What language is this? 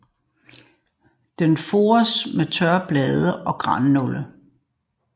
Danish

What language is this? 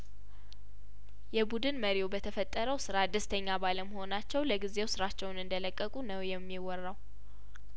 Amharic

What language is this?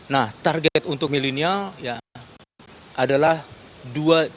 Indonesian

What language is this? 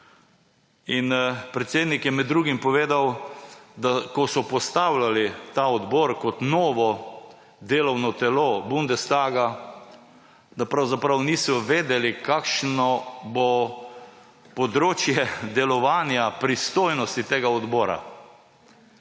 Slovenian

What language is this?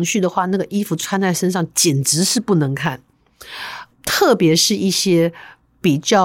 Chinese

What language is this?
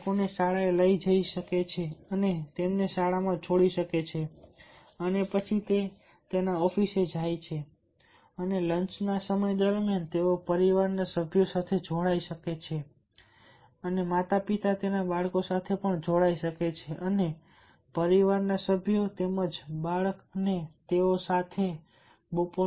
Gujarati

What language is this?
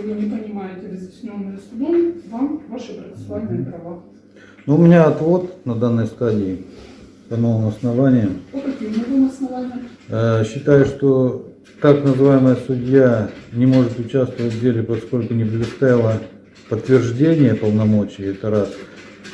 Russian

